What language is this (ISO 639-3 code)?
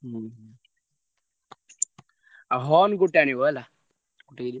ori